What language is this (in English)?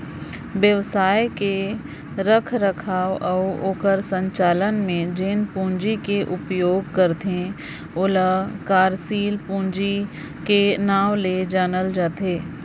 Chhattisgarhi